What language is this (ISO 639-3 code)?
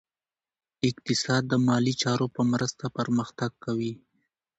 pus